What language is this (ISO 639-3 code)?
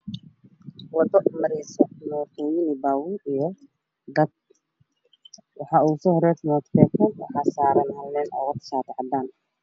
som